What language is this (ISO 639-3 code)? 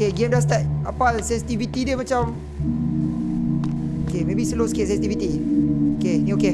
msa